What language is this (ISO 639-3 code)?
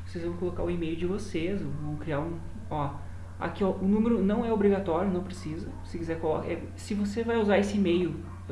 por